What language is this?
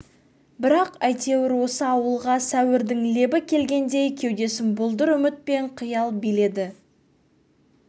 Kazakh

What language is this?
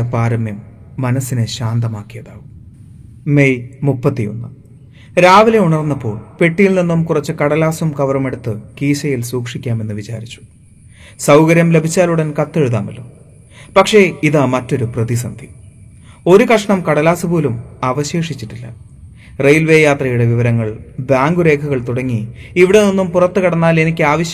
Malayalam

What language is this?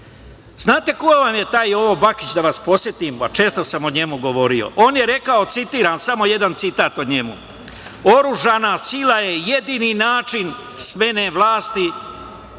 Serbian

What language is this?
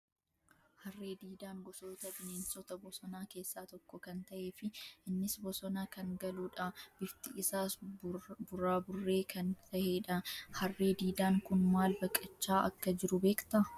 Oromo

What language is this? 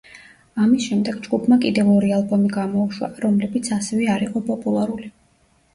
Georgian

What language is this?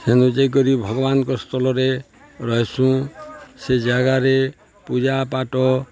Odia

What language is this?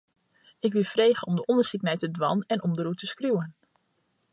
Western Frisian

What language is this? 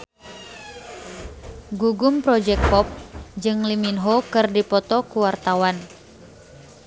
Sundanese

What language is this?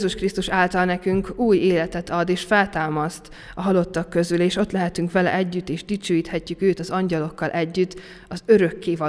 Hungarian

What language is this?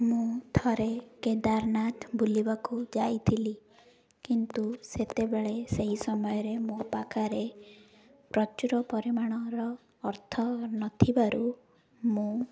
Odia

